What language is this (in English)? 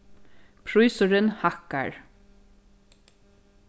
Faroese